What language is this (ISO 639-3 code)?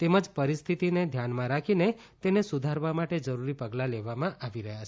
guj